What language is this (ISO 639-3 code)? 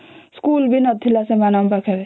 ori